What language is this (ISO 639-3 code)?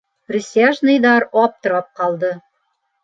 bak